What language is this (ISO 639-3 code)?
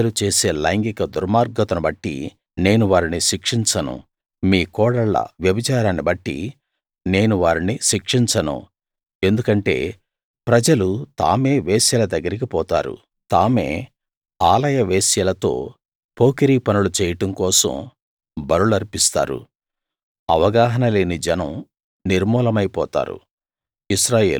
tel